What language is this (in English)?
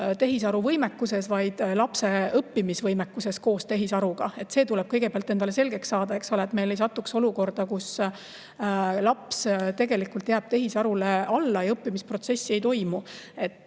Estonian